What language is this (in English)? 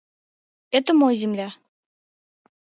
Mari